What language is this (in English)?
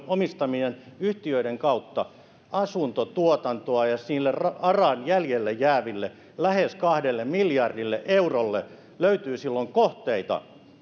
Finnish